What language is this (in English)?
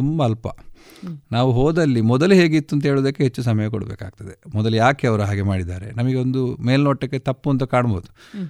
Kannada